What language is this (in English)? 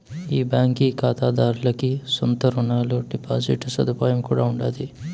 Telugu